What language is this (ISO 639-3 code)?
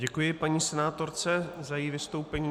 ces